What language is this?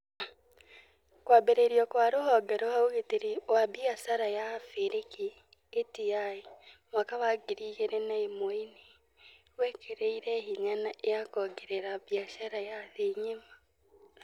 Kikuyu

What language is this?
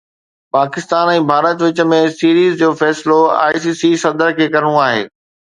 Sindhi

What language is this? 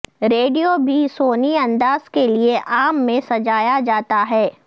Urdu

